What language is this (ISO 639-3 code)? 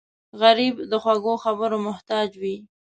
pus